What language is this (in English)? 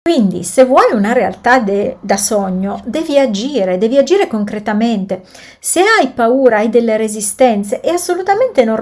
Italian